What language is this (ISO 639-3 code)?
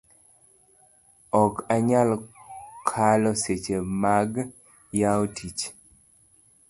luo